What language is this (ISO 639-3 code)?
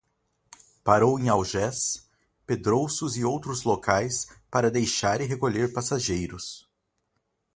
por